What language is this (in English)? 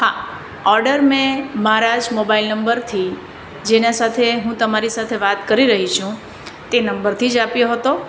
Gujarati